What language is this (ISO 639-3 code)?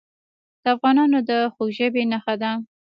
pus